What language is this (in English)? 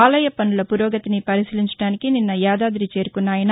Telugu